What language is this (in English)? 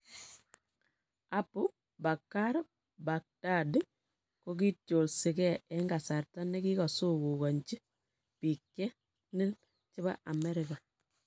Kalenjin